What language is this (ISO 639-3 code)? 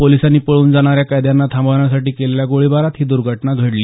mar